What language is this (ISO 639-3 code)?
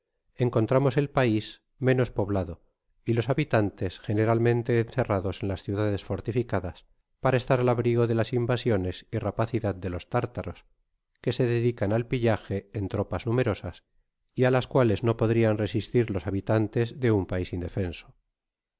spa